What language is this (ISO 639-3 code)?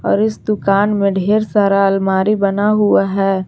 hin